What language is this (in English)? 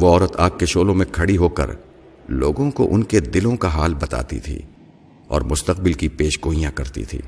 Urdu